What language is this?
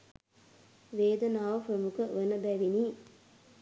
Sinhala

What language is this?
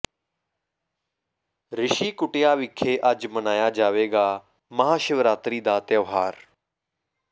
Punjabi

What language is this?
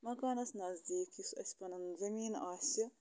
Kashmiri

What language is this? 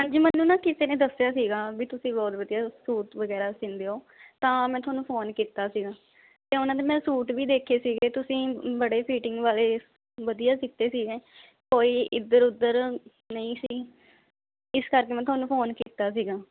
Punjabi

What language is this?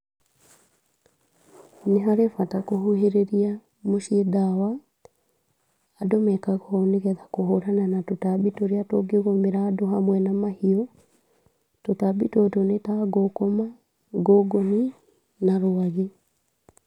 Kikuyu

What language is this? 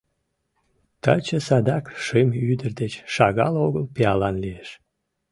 Mari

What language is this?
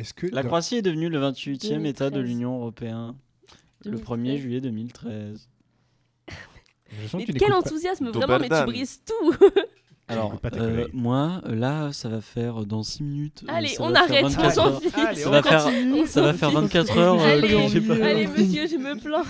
French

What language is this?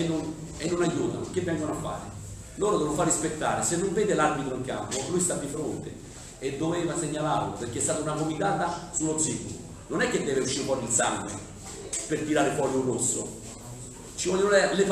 Italian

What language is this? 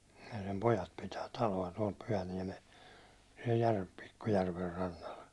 Finnish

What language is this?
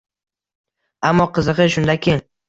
Uzbek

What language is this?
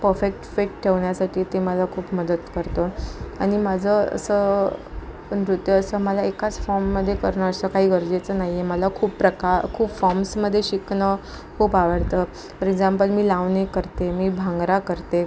Marathi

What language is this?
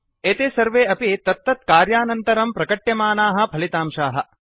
Sanskrit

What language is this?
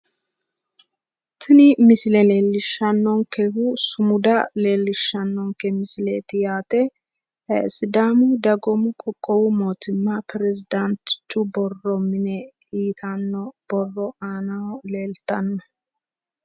Sidamo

